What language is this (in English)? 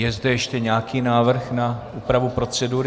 Czech